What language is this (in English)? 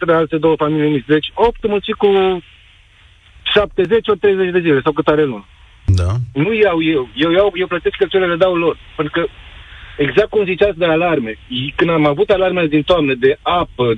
Romanian